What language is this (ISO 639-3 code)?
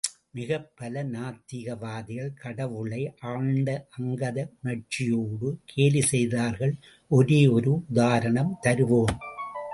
tam